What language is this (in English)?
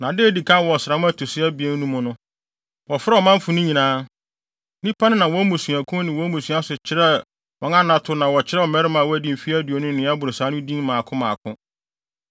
Akan